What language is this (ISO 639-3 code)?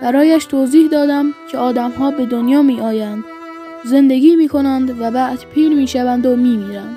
fas